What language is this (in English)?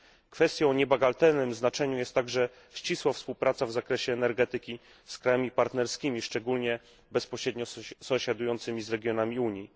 Polish